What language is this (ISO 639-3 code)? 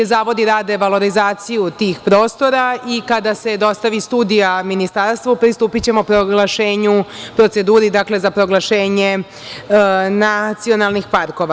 srp